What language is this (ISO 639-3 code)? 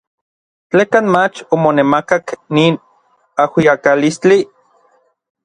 nlv